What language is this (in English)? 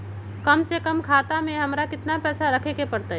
Magahi